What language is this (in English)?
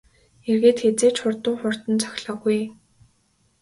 Mongolian